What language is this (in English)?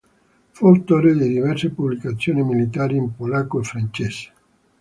Italian